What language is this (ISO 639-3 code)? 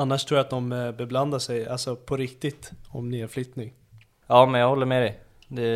swe